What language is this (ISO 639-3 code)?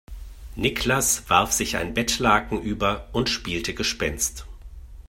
deu